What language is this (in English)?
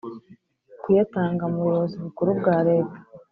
Kinyarwanda